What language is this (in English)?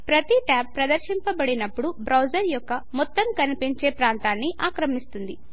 Telugu